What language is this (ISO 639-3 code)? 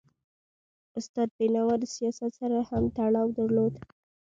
pus